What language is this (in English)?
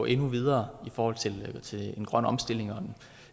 Danish